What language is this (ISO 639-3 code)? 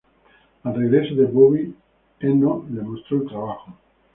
spa